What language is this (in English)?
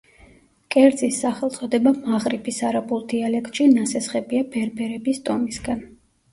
Georgian